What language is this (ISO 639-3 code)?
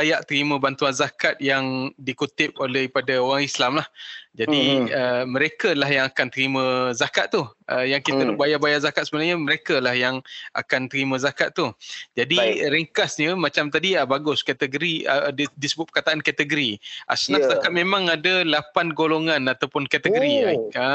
msa